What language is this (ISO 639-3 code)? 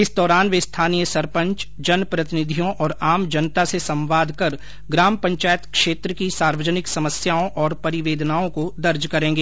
hin